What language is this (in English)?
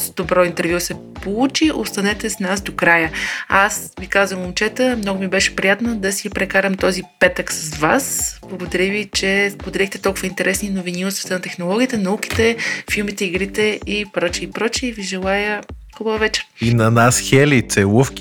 Bulgarian